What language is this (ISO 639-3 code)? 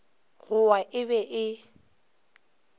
nso